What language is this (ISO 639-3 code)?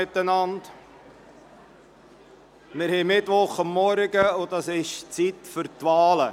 gsw